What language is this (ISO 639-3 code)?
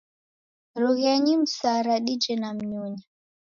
dav